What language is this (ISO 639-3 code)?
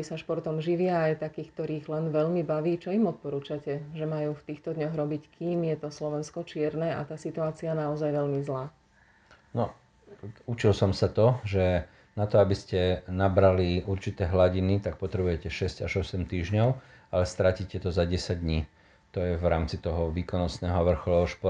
slk